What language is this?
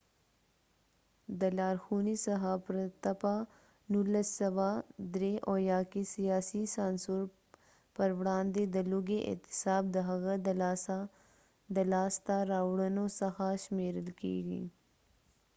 Pashto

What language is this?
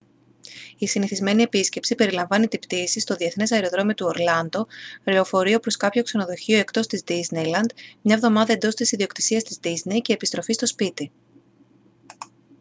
Greek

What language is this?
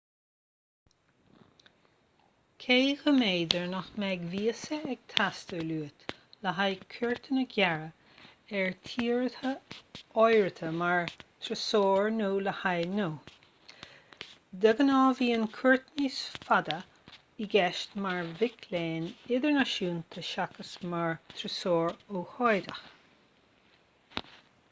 Irish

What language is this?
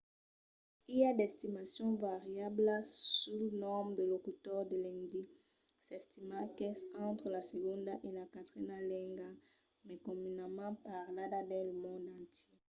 Occitan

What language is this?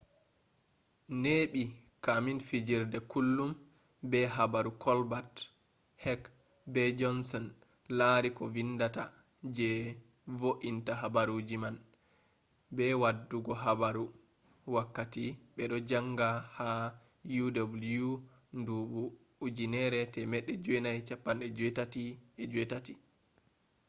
Fula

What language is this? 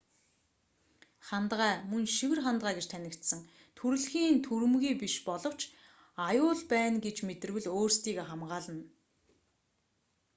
Mongolian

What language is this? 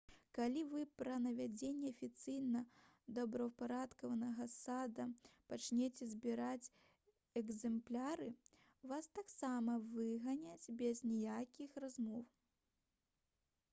Belarusian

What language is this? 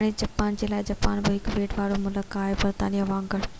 Sindhi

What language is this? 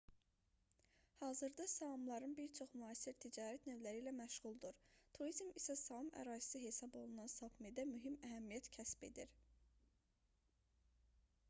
Azerbaijani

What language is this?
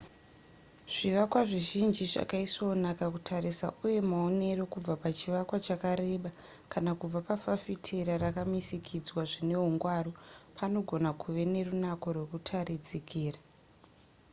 Shona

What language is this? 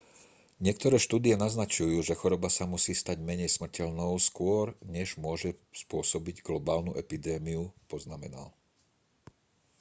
Slovak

